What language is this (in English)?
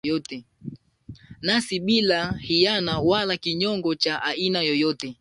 Swahili